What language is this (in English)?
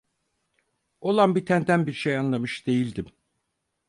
Turkish